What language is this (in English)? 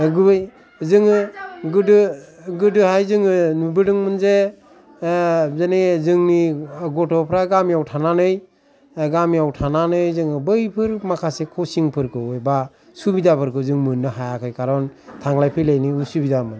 Bodo